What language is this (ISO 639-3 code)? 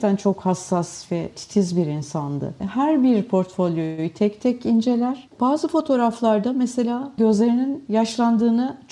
tur